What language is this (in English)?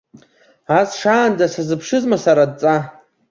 Abkhazian